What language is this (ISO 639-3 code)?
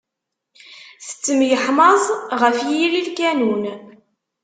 kab